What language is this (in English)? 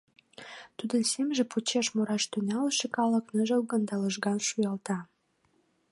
Mari